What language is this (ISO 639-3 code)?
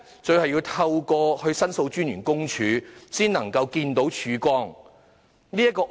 yue